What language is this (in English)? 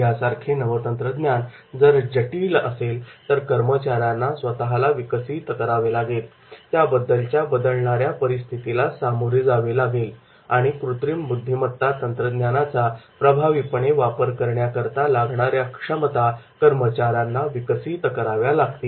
Marathi